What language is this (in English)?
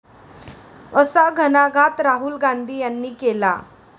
Marathi